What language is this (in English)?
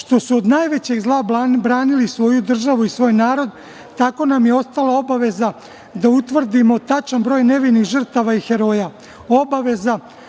Serbian